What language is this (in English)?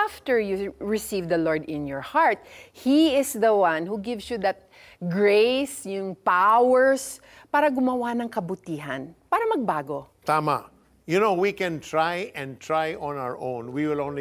Filipino